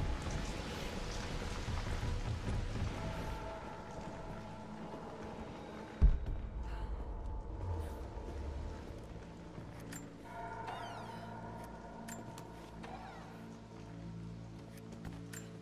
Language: German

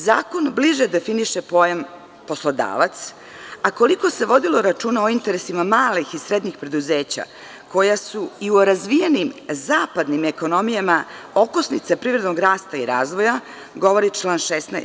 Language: Serbian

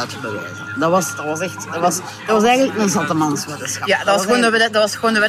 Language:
Dutch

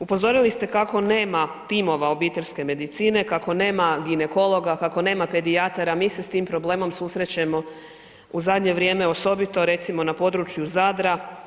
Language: Croatian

